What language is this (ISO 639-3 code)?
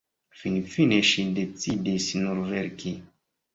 epo